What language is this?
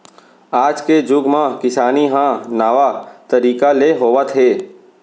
Chhattisgarhi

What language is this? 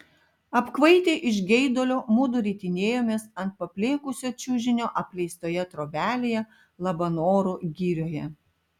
Lithuanian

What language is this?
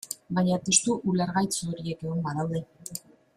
Basque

